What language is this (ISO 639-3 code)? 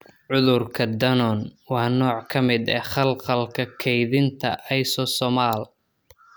som